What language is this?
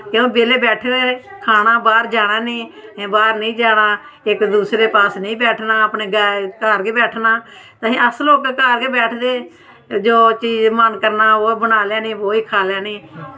Dogri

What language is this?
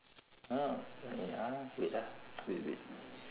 English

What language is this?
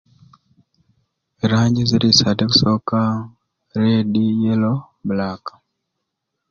Ruuli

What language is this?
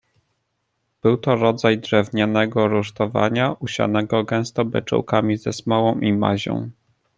Polish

